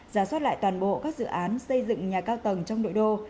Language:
Vietnamese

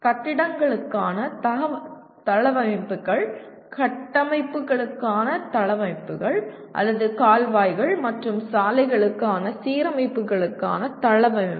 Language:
Tamil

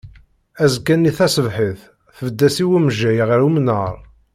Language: Kabyle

